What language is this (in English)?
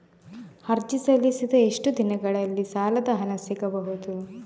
Kannada